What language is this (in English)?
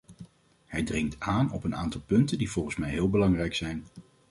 Dutch